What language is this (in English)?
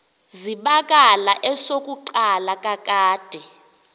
Xhosa